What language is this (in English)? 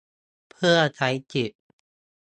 Thai